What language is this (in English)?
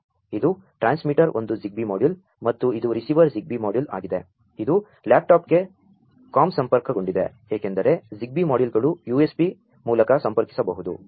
Kannada